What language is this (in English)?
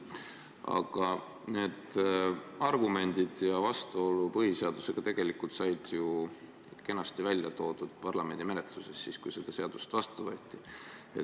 Estonian